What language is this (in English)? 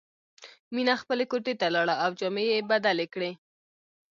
Pashto